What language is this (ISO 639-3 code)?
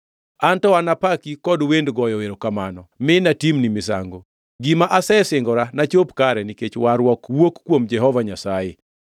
luo